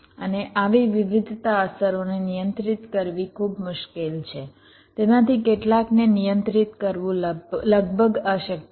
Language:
Gujarati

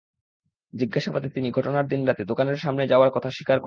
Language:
Bangla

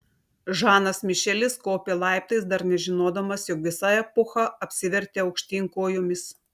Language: Lithuanian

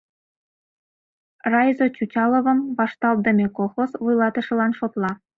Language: Mari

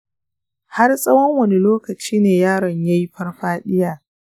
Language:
Hausa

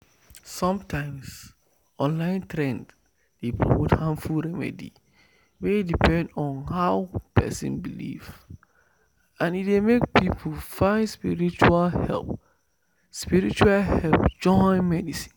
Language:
Nigerian Pidgin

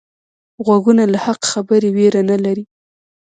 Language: Pashto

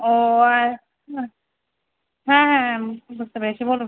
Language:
Bangla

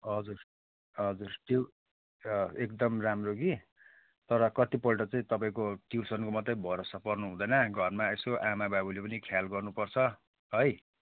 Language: Nepali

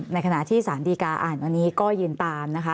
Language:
Thai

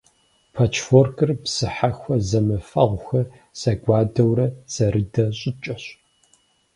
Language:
Kabardian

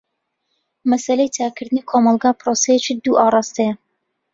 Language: Central Kurdish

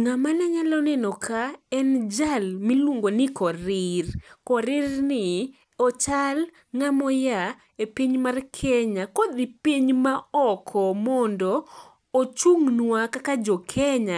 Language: Luo (Kenya and Tanzania)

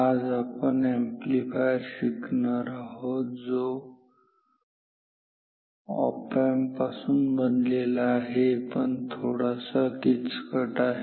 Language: Marathi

